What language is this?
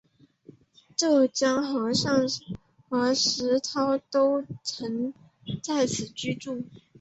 Chinese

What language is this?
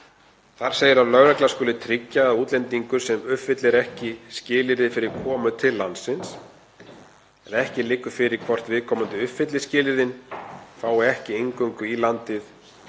Icelandic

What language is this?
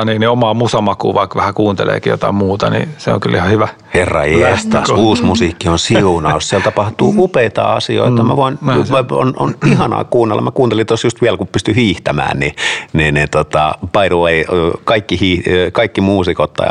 Finnish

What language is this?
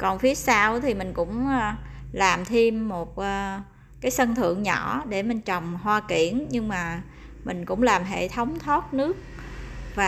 Vietnamese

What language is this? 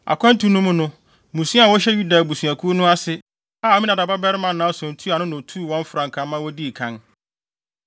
Akan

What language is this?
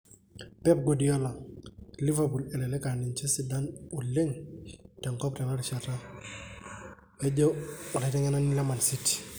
Masai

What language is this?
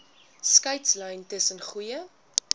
Afrikaans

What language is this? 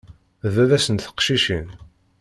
Kabyle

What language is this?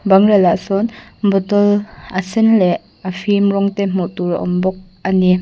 Mizo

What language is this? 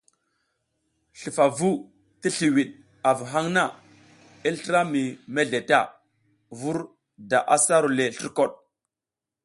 South Giziga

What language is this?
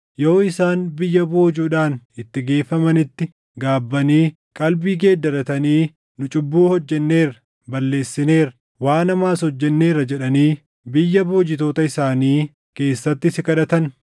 Oromo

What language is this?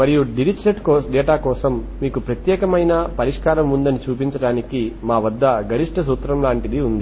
Telugu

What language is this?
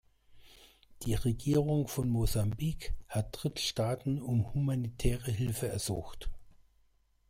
German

